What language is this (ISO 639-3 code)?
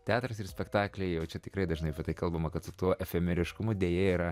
lit